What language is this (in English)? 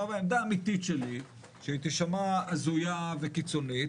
Hebrew